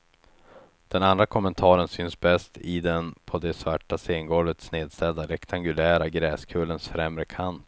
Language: Swedish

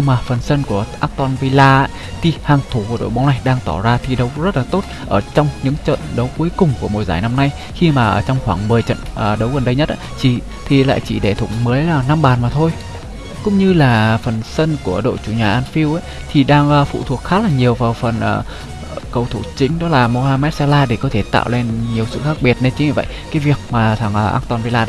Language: Vietnamese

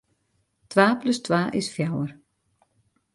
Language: Western Frisian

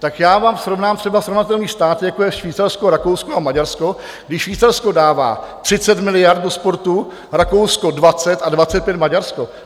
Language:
Czech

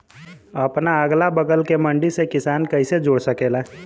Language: Bhojpuri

